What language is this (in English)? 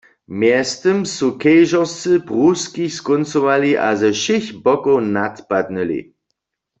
Upper Sorbian